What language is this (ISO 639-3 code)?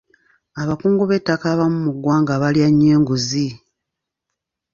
lug